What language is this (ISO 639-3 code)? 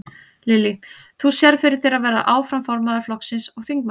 isl